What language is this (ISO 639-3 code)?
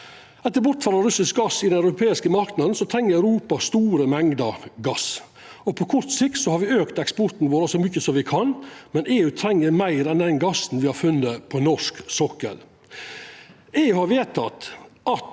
nor